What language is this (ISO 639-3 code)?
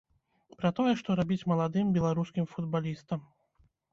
bel